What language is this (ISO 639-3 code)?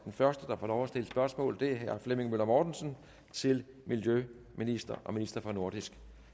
dan